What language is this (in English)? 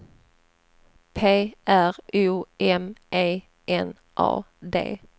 Swedish